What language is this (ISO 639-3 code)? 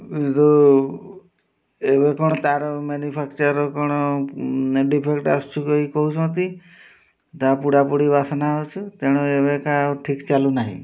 ori